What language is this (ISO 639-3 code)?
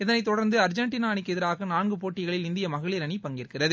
tam